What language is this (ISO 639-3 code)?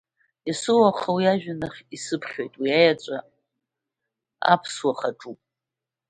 abk